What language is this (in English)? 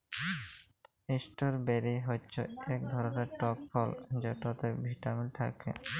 Bangla